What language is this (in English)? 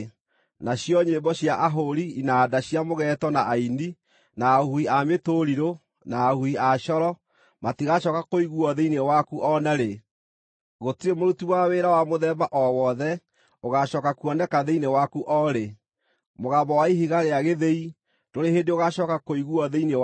Kikuyu